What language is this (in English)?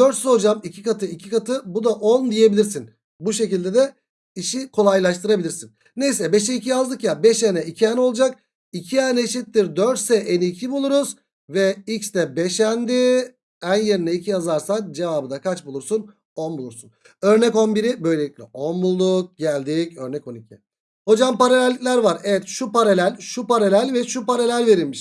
Turkish